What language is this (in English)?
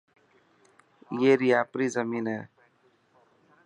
Dhatki